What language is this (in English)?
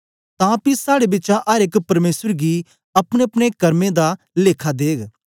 Dogri